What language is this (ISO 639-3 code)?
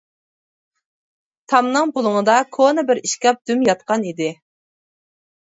uig